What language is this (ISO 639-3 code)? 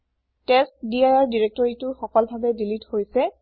asm